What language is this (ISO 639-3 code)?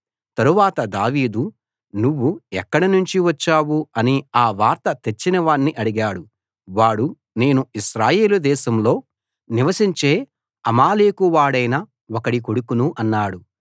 tel